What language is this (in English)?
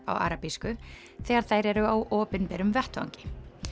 Icelandic